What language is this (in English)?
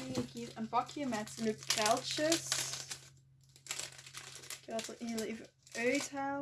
Dutch